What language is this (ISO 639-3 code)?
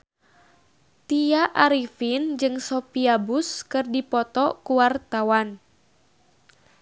sun